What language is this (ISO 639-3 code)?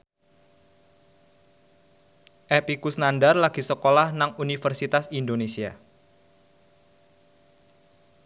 jav